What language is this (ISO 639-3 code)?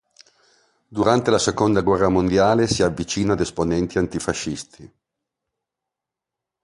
ita